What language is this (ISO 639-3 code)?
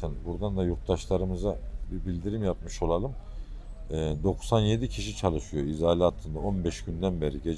tur